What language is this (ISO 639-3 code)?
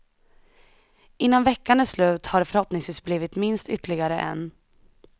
swe